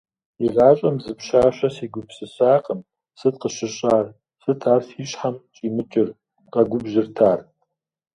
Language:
Kabardian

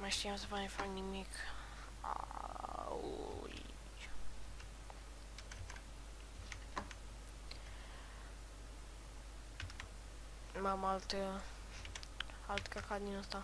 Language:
Romanian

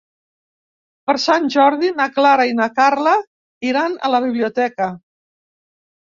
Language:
Catalan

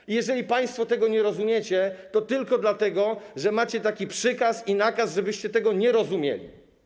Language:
Polish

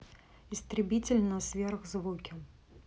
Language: Russian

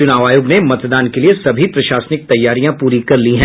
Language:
Hindi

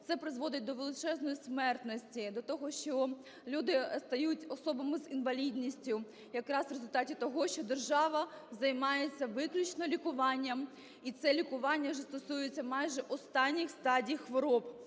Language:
Ukrainian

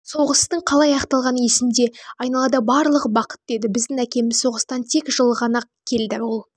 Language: Kazakh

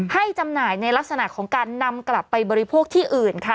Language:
Thai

